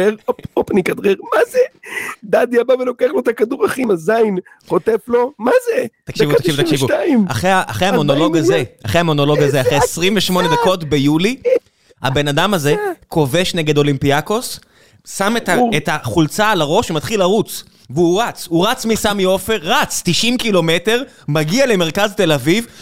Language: Hebrew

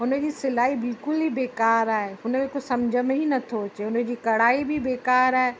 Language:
Sindhi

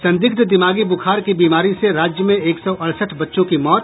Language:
Hindi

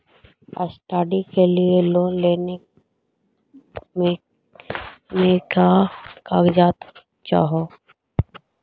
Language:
Magahi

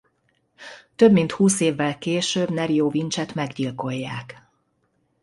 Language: Hungarian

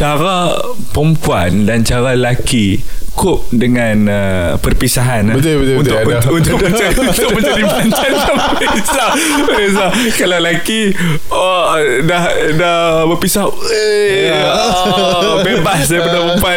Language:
Malay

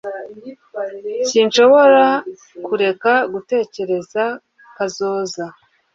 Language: Kinyarwanda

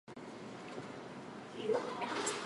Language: Japanese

